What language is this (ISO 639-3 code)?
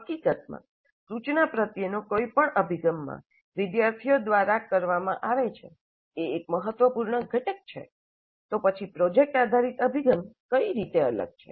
guj